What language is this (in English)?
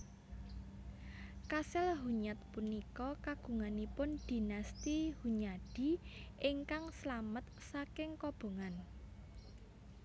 Javanese